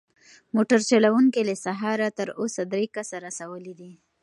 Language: Pashto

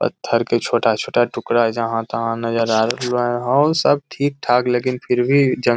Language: Magahi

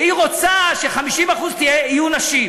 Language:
Hebrew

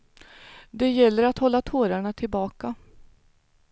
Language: Swedish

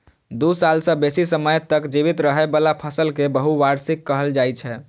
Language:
Maithili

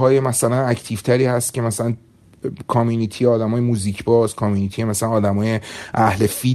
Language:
Persian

